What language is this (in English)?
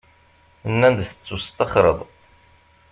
Kabyle